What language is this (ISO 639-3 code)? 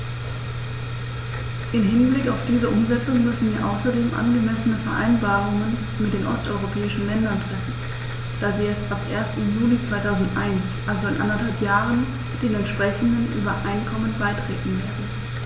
deu